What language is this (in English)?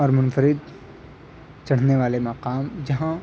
Urdu